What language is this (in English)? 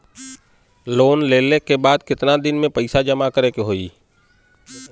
Bhojpuri